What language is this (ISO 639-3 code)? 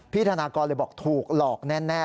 tha